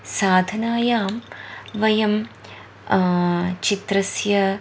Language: Sanskrit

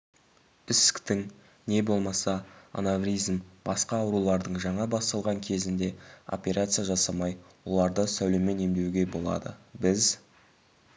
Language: Kazakh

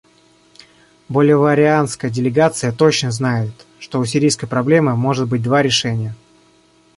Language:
Russian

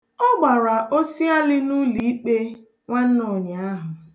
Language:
Igbo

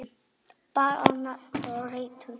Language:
Icelandic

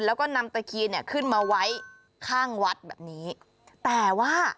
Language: Thai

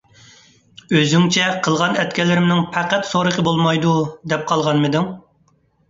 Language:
Uyghur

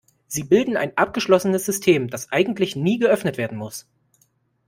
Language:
German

